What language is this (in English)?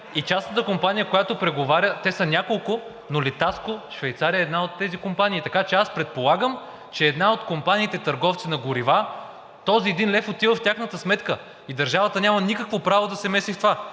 Bulgarian